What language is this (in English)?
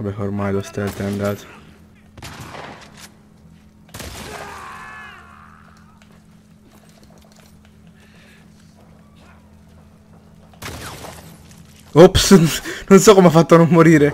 Italian